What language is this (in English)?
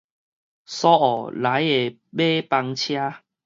Min Nan Chinese